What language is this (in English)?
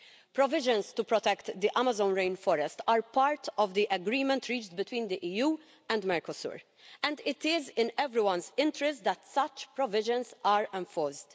English